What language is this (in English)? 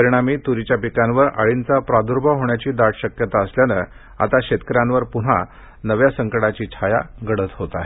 Marathi